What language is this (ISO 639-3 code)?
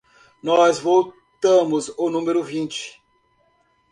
por